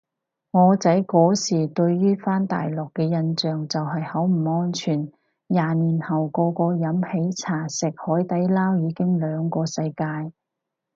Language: Cantonese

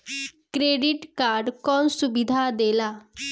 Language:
Bhojpuri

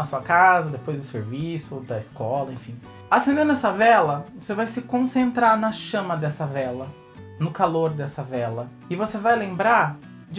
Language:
Portuguese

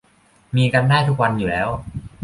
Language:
Thai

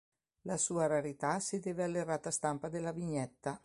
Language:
Italian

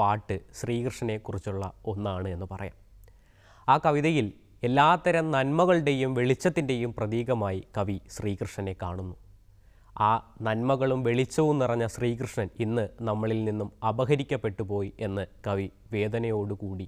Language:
Malayalam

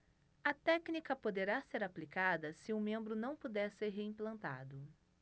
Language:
Portuguese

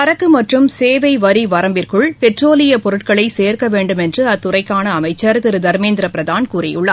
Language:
Tamil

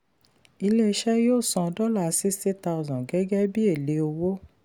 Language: Yoruba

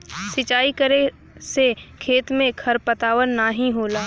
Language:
Bhojpuri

